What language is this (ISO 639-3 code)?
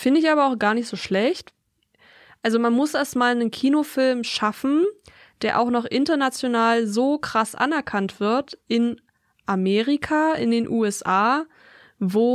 deu